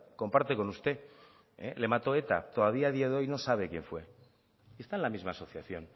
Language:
Spanish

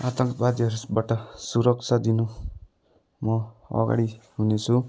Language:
Nepali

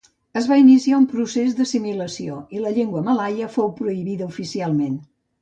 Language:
Catalan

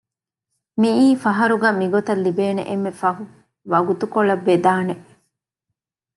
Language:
Divehi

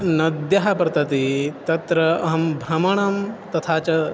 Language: Sanskrit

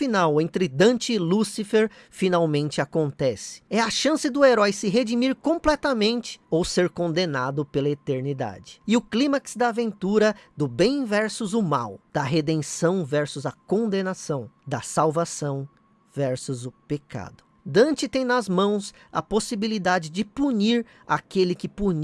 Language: Portuguese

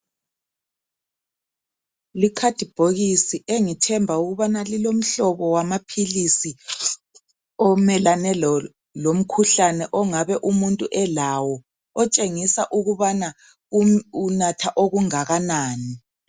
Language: North Ndebele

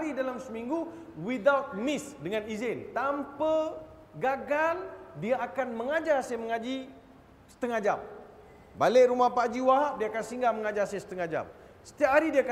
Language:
Malay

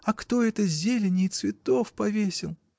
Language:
Russian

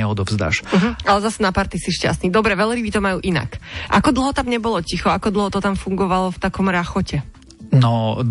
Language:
Slovak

